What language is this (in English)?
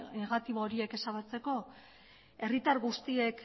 Basque